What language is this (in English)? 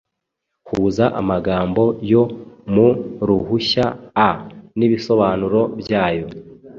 Kinyarwanda